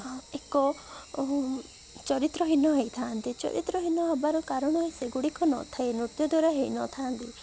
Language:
Odia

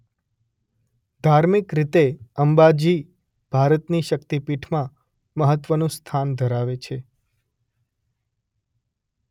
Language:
Gujarati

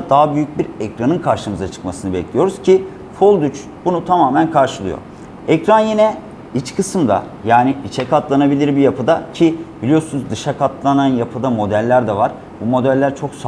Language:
Turkish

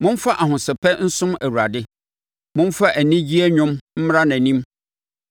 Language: Akan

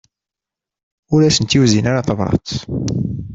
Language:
Kabyle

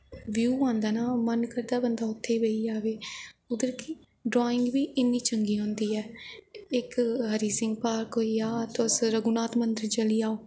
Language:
Dogri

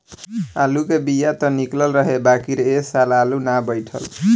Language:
Bhojpuri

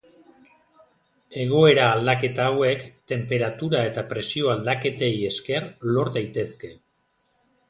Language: Basque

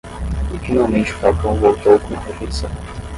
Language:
Portuguese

